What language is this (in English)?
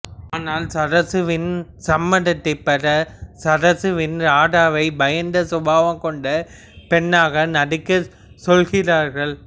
Tamil